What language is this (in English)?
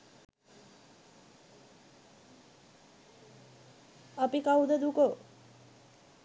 Sinhala